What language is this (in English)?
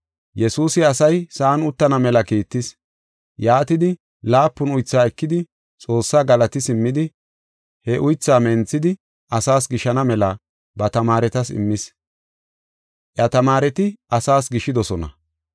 Gofa